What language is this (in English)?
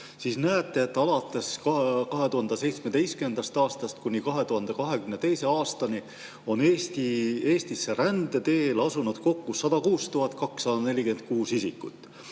Estonian